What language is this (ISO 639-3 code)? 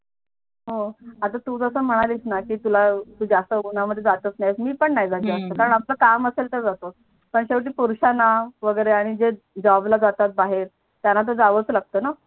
mar